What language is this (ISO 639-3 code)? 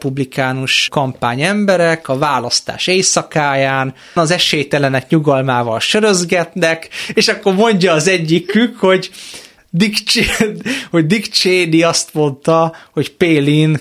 hun